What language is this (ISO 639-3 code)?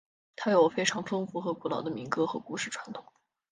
zho